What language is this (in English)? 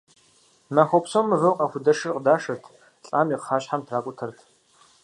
Kabardian